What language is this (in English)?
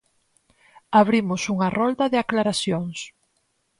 Galician